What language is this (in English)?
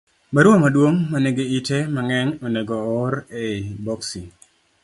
Luo (Kenya and Tanzania)